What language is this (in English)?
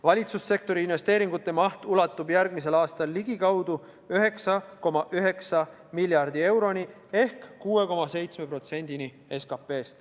Estonian